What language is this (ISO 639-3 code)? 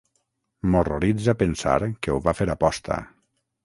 cat